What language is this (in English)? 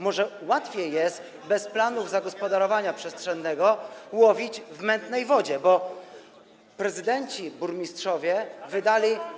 Polish